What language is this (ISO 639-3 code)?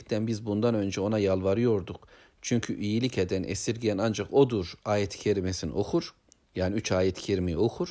tur